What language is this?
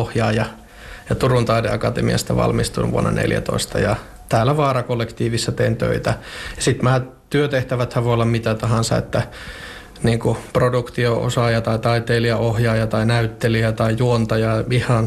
Finnish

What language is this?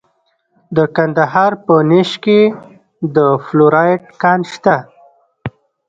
Pashto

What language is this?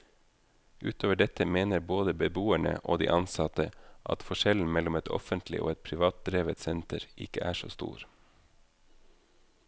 Norwegian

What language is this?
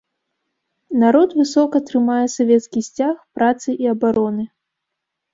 Belarusian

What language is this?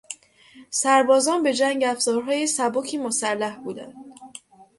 Persian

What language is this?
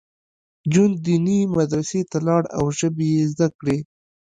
Pashto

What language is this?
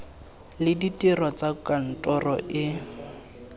Tswana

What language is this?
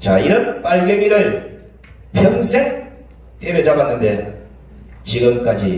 Korean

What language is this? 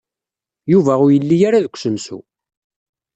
Kabyle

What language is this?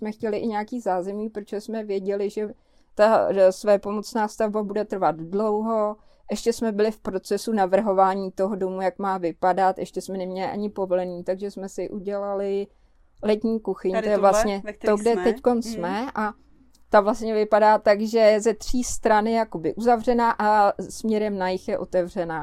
Czech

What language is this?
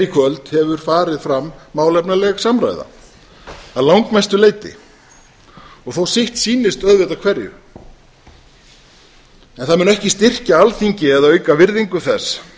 Icelandic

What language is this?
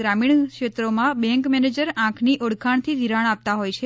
Gujarati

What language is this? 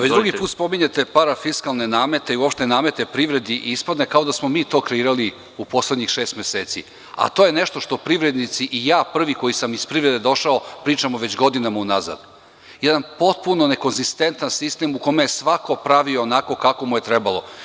Serbian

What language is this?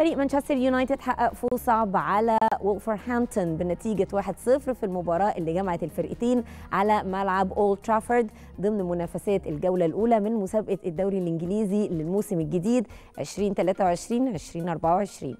Arabic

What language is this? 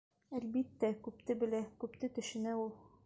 Bashkir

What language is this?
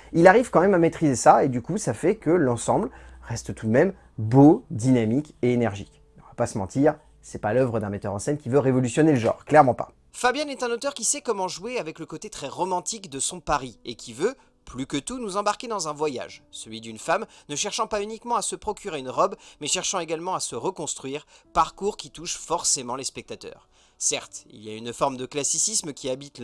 French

